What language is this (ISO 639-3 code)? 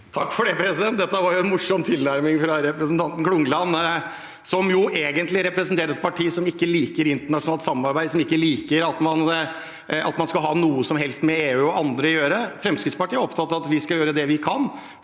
nor